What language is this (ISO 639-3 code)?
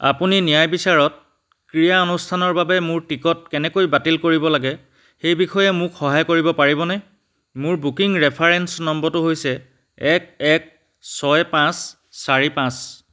asm